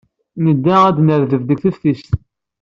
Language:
Kabyle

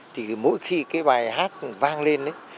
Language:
Vietnamese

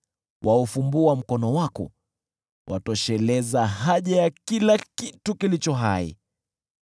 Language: Swahili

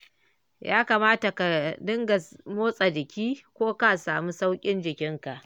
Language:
Hausa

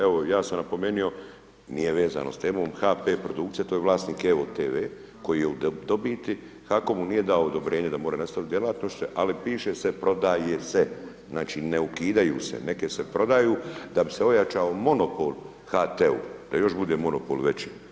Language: Croatian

